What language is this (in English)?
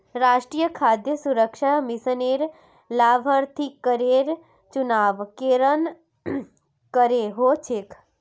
Magahi